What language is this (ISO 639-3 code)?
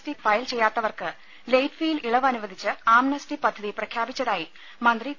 mal